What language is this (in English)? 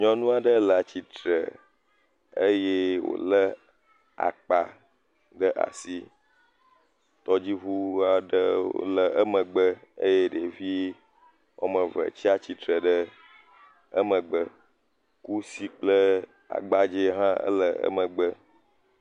Ewe